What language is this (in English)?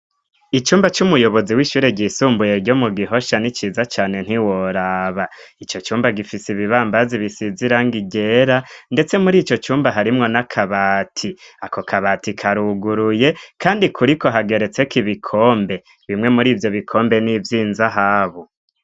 Rundi